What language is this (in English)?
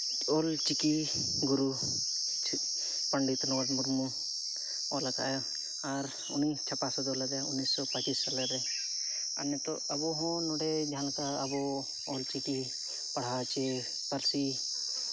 Santali